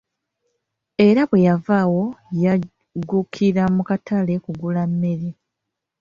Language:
Ganda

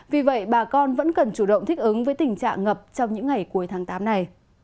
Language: Vietnamese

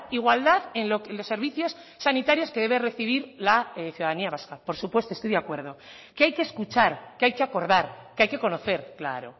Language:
Spanish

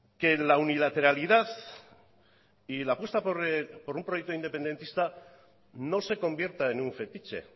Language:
Spanish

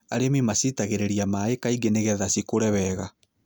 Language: Kikuyu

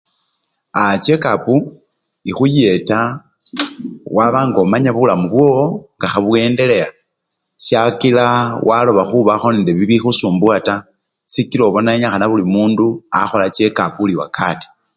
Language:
Luyia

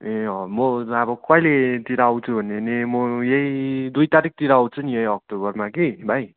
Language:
Nepali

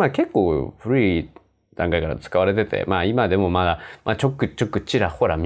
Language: Japanese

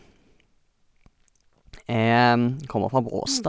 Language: Norwegian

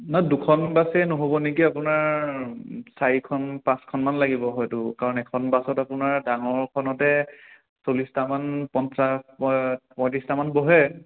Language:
Assamese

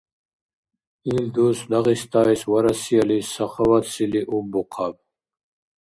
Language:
Dargwa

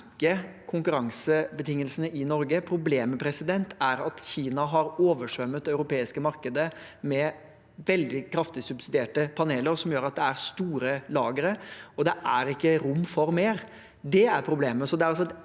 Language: Norwegian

